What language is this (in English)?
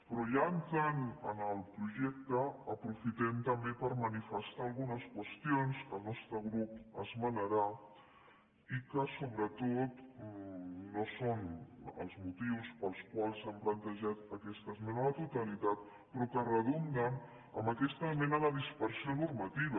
Catalan